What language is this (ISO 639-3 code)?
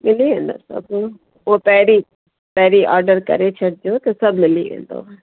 snd